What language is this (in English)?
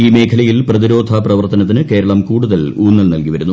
Malayalam